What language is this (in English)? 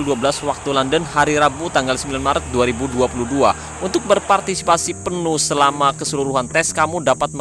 Indonesian